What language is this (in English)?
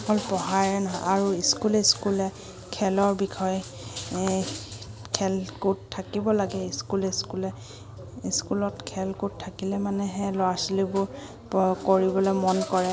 Assamese